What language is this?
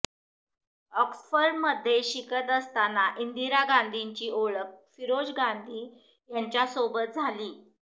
Marathi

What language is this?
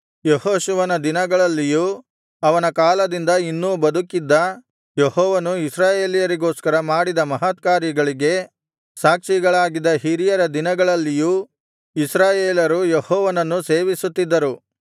Kannada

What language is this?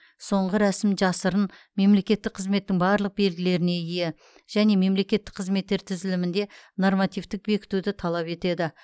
Kazakh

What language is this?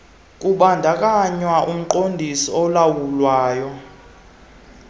Xhosa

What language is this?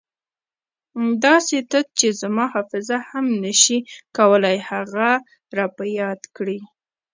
Pashto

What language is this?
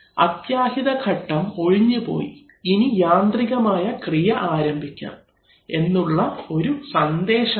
Malayalam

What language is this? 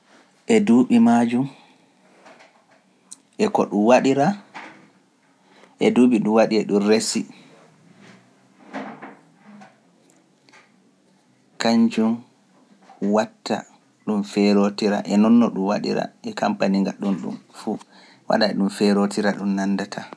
Pular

